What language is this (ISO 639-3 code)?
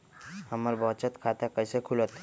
mag